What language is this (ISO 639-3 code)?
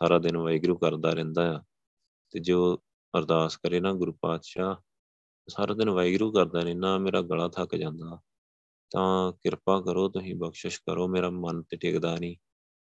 pan